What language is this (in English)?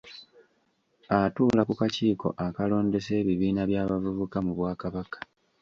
Ganda